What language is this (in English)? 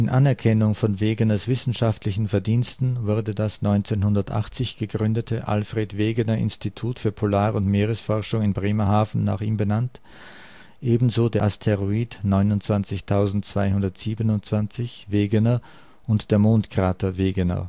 German